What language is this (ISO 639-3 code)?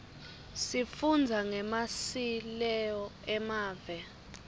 ssw